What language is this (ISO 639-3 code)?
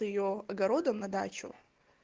rus